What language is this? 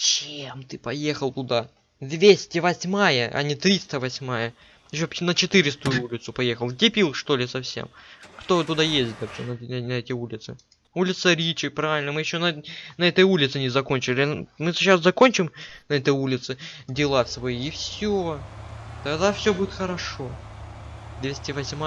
Russian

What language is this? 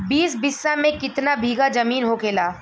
Bhojpuri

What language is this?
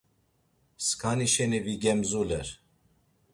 Laz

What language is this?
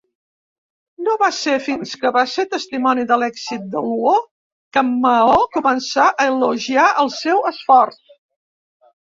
Catalan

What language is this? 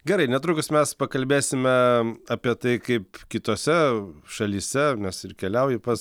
Lithuanian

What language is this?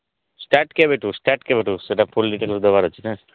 Odia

